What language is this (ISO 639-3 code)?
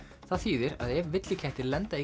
isl